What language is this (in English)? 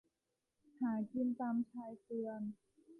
Thai